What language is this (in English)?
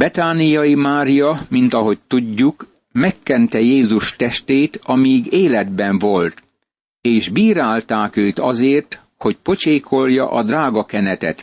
Hungarian